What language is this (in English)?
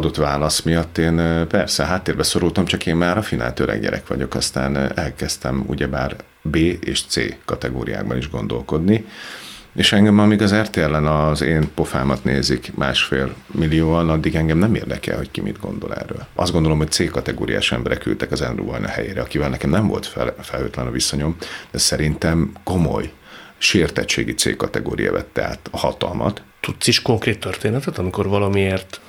Hungarian